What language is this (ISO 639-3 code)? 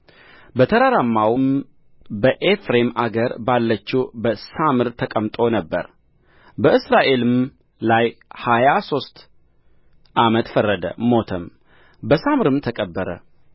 amh